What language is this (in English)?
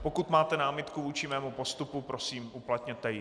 Czech